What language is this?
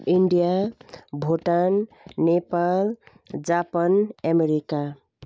Nepali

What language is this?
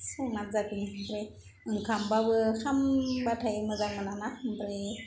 Bodo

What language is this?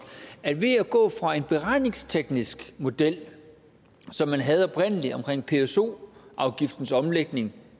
Danish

